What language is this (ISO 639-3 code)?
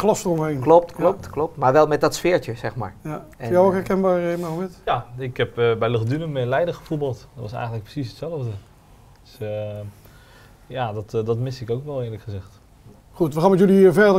nld